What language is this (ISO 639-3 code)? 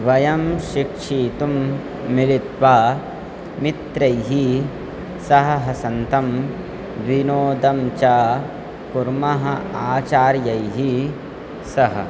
san